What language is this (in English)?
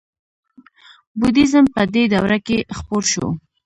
Pashto